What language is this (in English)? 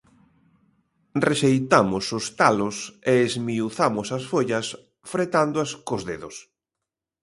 Galician